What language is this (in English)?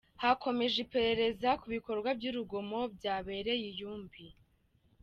Kinyarwanda